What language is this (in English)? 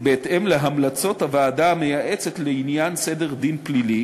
Hebrew